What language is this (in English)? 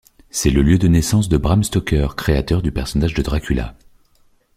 French